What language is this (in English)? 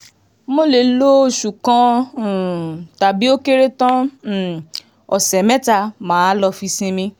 Yoruba